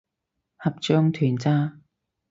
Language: Cantonese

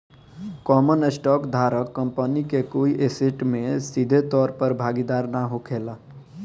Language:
Bhojpuri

